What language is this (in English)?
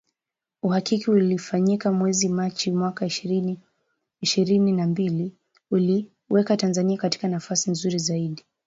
Swahili